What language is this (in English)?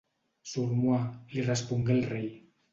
Catalan